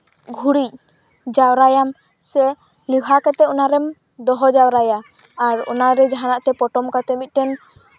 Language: Santali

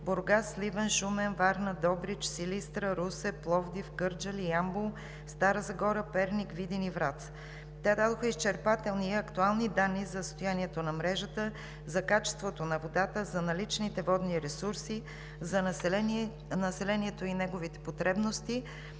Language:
Bulgarian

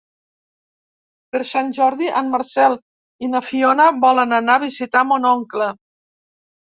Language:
Catalan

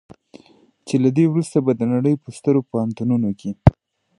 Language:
Pashto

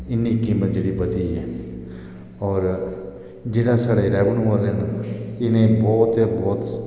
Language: Dogri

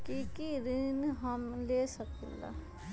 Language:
Magahi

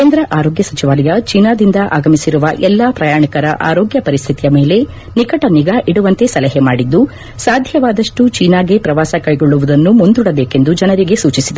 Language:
Kannada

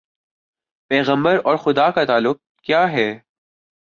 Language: Urdu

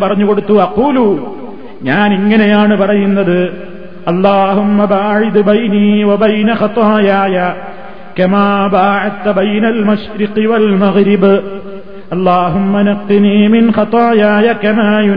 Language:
Malayalam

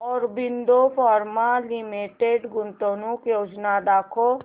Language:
Marathi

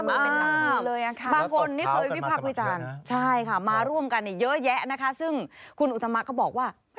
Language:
Thai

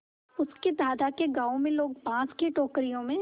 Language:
Hindi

